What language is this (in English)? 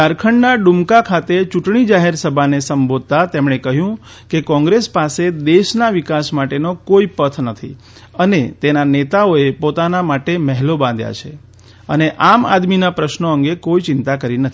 Gujarati